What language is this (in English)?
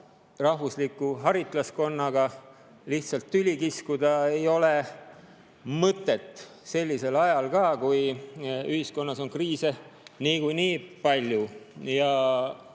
Estonian